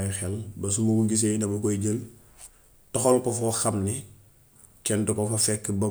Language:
Gambian Wolof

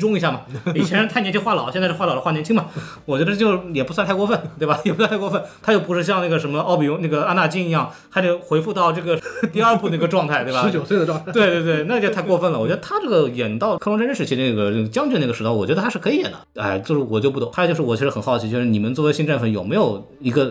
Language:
Chinese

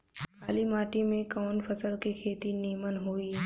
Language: Bhojpuri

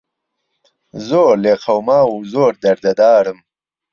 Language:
Central Kurdish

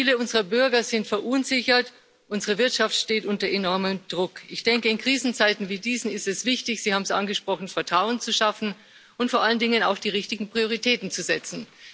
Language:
German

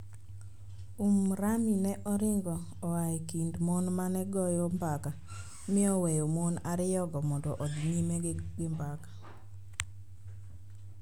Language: Luo (Kenya and Tanzania)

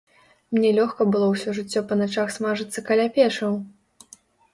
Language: Belarusian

